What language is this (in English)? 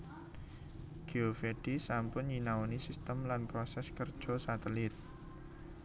Javanese